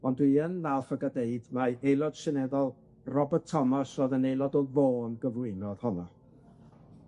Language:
Welsh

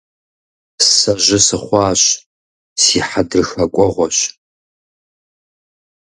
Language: Kabardian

